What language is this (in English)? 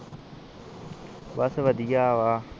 Punjabi